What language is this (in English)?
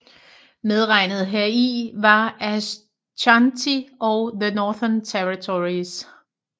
Danish